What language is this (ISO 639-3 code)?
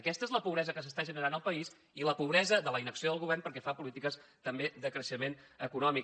cat